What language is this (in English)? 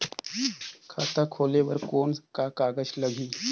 Chhattisgarhi